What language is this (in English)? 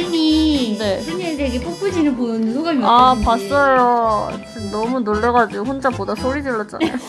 Korean